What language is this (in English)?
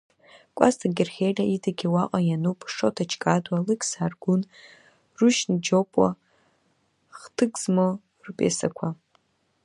Abkhazian